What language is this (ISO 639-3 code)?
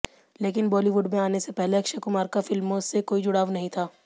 hin